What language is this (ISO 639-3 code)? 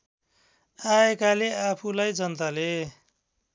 nep